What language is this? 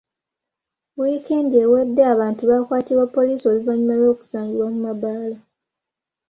Ganda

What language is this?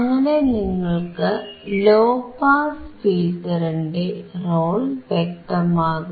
Malayalam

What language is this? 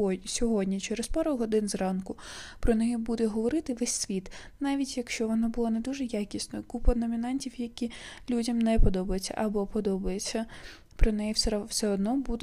Ukrainian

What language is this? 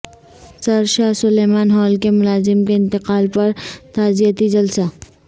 Urdu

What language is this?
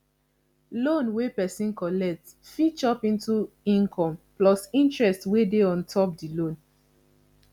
Nigerian Pidgin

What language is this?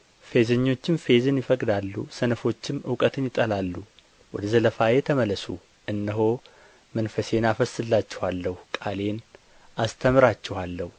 Amharic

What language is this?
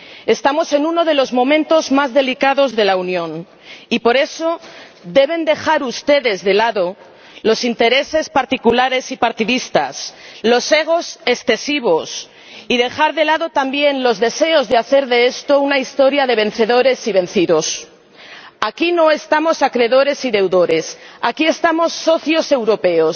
Spanish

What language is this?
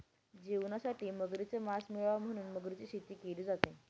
Marathi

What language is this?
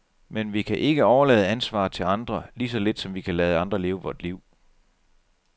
Danish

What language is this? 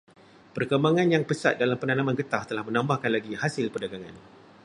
Malay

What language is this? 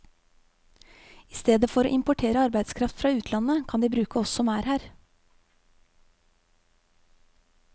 Norwegian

